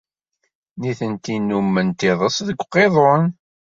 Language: Kabyle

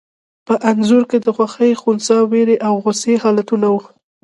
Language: Pashto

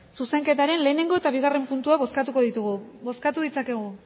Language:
Basque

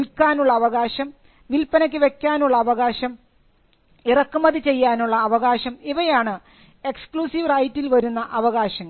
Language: Malayalam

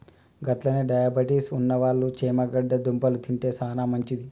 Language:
Telugu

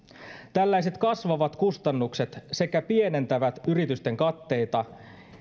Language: Finnish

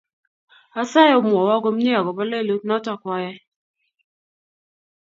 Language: Kalenjin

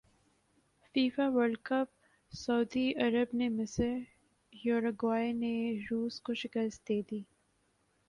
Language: Urdu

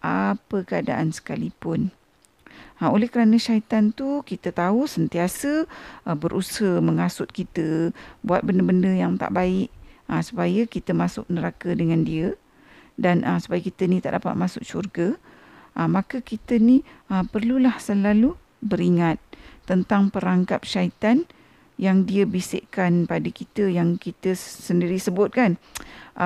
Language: Malay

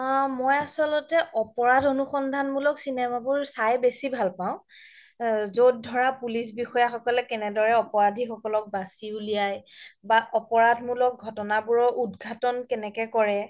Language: Assamese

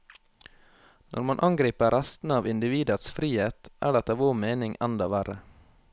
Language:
Norwegian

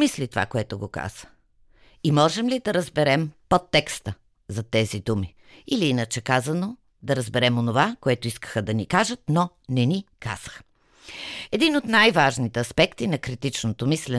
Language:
Bulgarian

